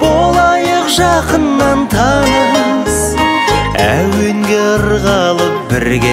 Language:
Turkish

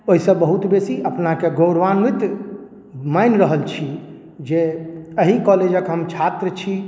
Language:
Maithili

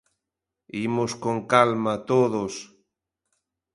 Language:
Galician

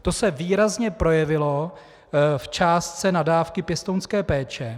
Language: Czech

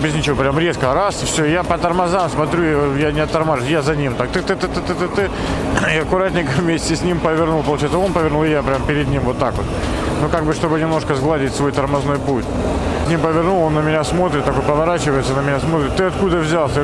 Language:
Russian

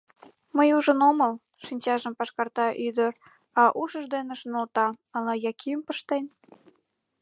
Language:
Mari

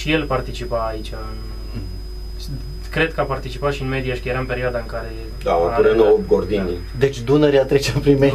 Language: Romanian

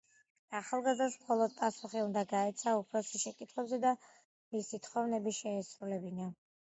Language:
Georgian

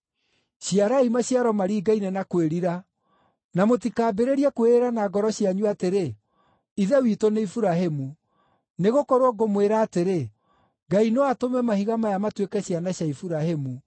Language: Kikuyu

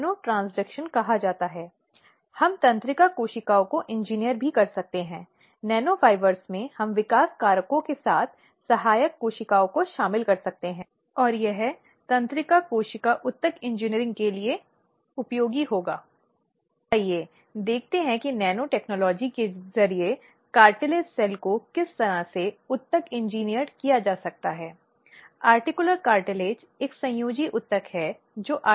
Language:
Hindi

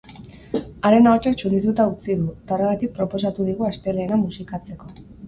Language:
Basque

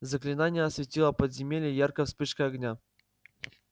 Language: Russian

